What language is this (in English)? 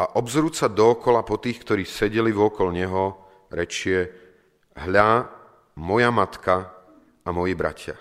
Slovak